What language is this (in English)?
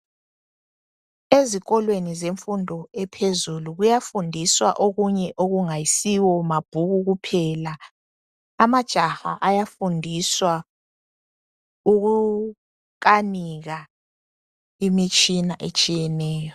North Ndebele